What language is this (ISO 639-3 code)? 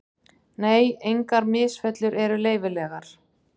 isl